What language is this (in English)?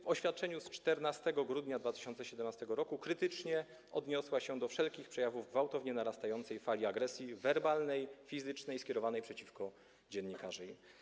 Polish